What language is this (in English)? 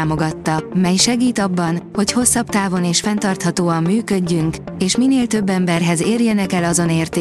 Hungarian